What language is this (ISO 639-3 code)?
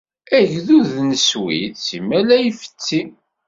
kab